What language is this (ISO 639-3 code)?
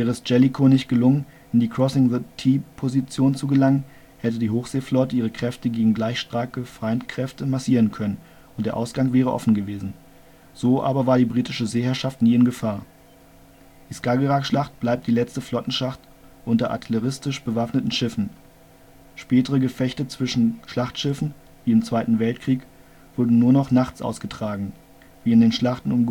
deu